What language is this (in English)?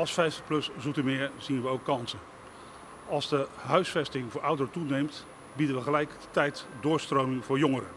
Dutch